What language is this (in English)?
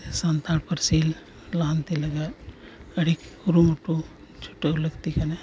Santali